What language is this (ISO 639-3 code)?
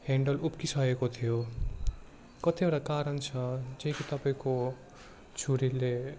nep